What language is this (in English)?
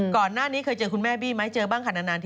Thai